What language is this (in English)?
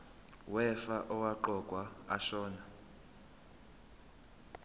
Zulu